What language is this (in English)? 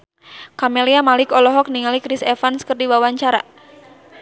Sundanese